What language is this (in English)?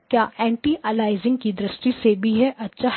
Hindi